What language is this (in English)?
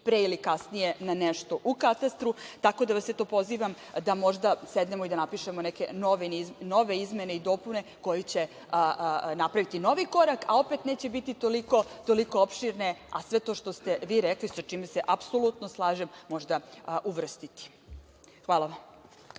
Serbian